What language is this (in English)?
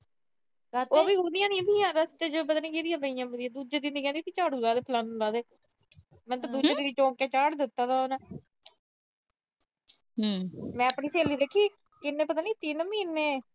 Punjabi